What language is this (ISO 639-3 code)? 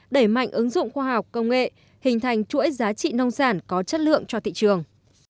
vie